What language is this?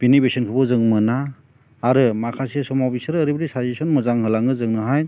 Bodo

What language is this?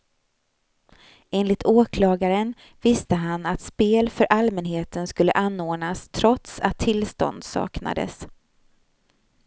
Swedish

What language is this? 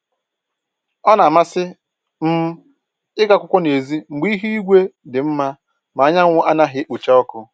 Igbo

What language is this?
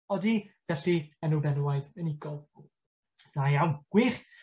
Welsh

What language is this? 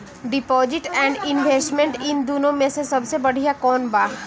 Bhojpuri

